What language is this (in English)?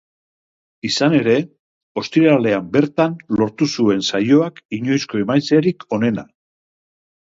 Basque